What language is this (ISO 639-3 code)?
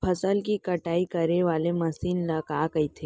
hne